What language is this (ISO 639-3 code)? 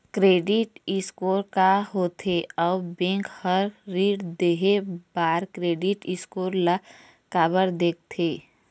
hne